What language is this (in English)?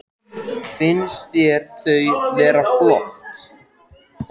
Icelandic